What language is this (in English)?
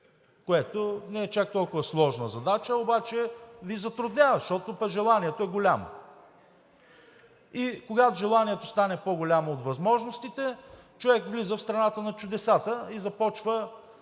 Bulgarian